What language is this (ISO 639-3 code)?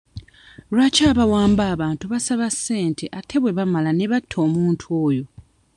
lug